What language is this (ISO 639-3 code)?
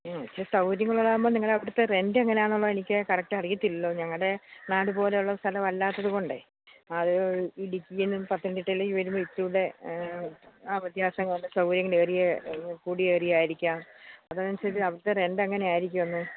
mal